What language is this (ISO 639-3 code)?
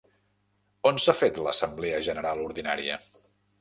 cat